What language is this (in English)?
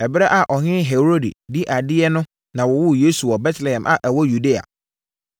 Akan